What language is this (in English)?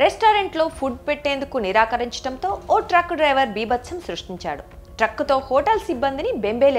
Marathi